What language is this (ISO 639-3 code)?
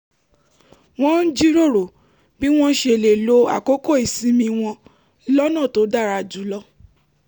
yor